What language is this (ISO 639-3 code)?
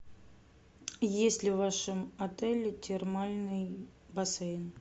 rus